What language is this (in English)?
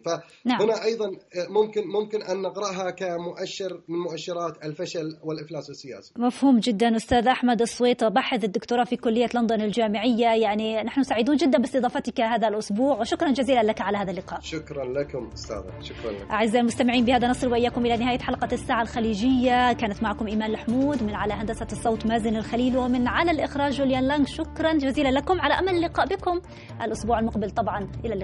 Arabic